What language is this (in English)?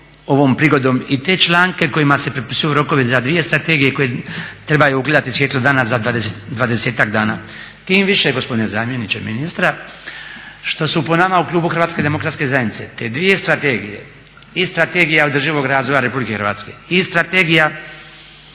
Croatian